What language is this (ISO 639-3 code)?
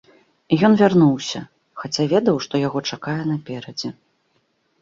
bel